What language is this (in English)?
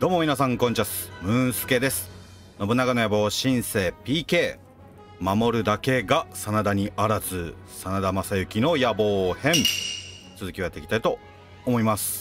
Japanese